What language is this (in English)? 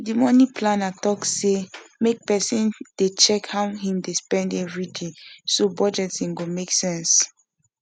Nigerian Pidgin